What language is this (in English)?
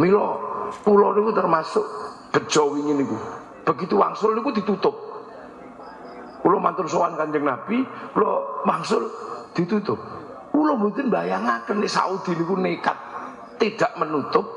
Indonesian